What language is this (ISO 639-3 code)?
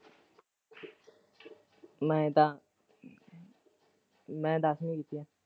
pan